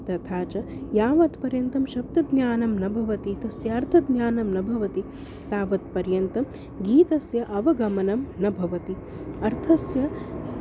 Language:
Sanskrit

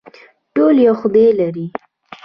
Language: Pashto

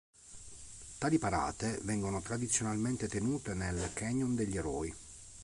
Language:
Italian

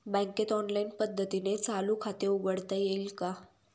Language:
Marathi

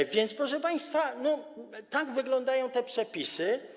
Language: Polish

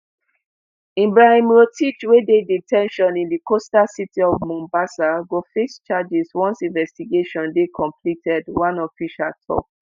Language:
Nigerian Pidgin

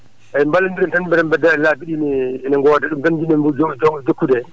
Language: Fula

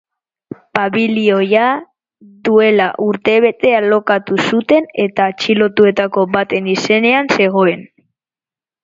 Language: Basque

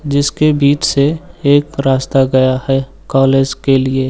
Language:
Hindi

